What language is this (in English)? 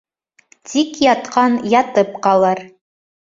Bashkir